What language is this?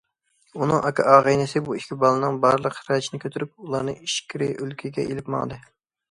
Uyghur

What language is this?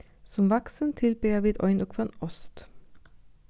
Faroese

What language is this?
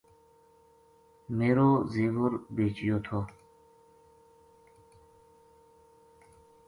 Gujari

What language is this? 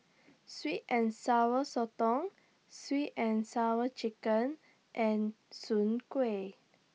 English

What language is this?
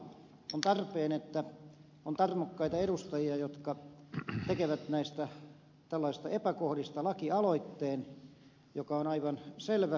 Finnish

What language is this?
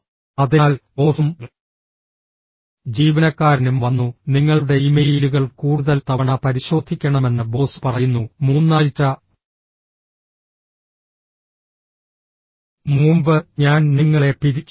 Malayalam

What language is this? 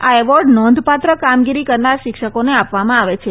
Gujarati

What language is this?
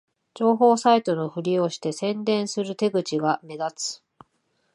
Japanese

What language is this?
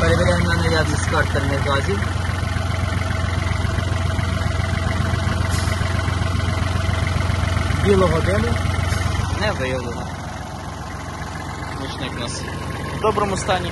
Ukrainian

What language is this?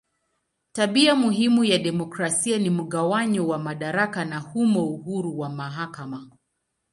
Swahili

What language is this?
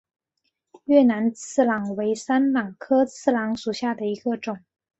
Chinese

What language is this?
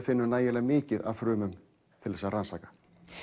Icelandic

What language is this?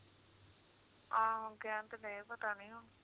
Punjabi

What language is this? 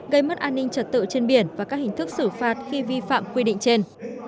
Vietnamese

